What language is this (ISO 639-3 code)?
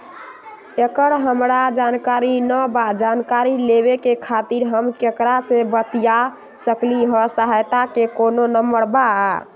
mag